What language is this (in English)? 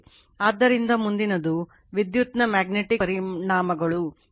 Kannada